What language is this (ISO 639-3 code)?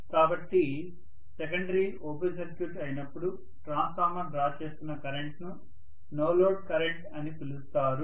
tel